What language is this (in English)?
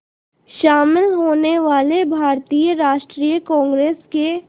Hindi